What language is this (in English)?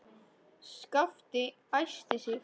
Icelandic